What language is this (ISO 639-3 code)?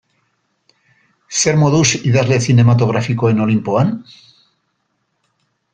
eus